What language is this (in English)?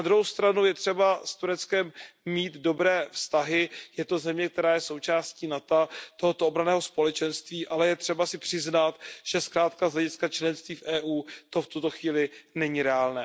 Czech